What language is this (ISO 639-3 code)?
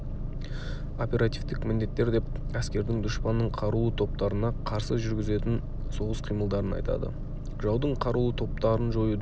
kaz